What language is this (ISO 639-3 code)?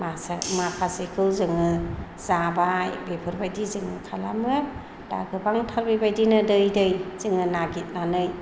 brx